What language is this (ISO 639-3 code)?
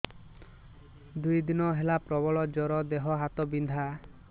ori